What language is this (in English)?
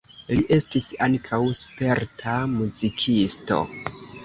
Esperanto